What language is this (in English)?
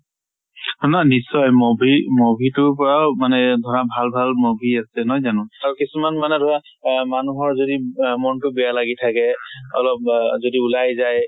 Assamese